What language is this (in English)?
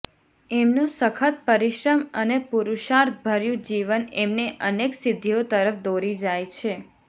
Gujarati